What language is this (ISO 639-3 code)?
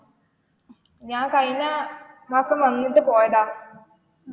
mal